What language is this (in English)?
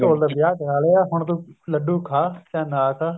Punjabi